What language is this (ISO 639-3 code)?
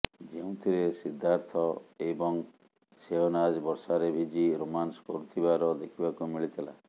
ori